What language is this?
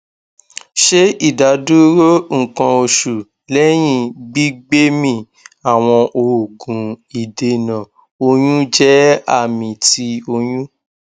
Yoruba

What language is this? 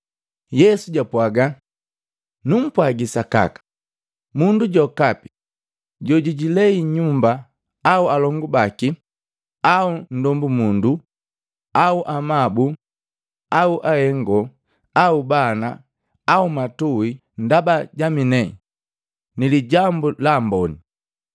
Matengo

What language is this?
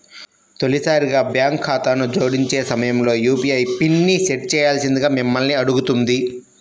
Telugu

